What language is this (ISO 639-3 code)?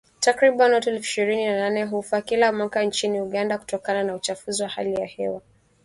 swa